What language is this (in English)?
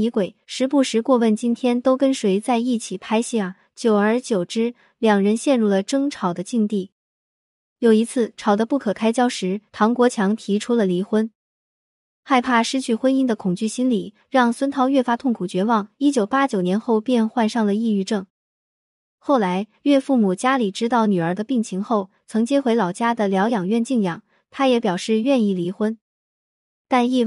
Chinese